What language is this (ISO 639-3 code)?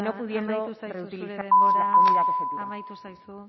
eus